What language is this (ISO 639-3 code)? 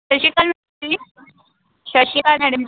pan